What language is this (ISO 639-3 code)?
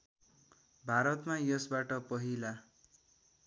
nep